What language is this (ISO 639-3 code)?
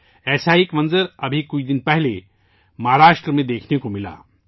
urd